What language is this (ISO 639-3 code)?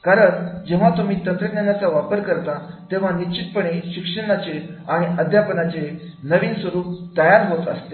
mar